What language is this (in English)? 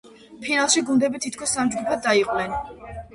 Georgian